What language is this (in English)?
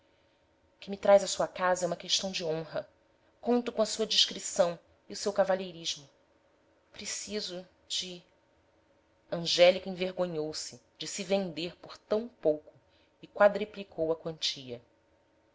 Portuguese